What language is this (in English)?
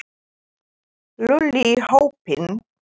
Icelandic